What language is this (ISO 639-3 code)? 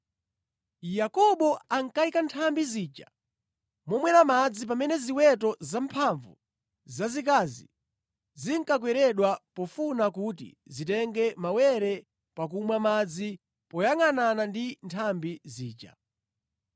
nya